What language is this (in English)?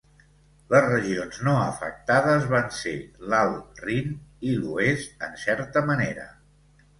Catalan